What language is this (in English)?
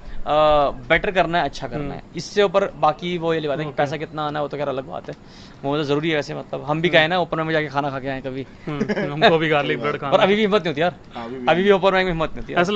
Hindi